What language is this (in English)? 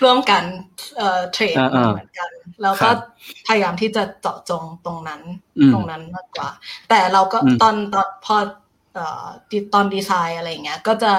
Thai